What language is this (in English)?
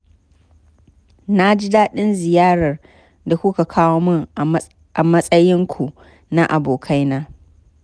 Hausa